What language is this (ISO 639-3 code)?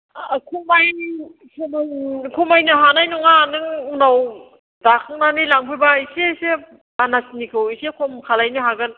brx